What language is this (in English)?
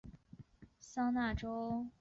Chinese